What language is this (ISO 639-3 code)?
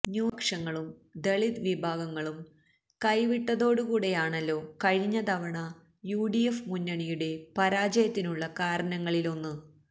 mal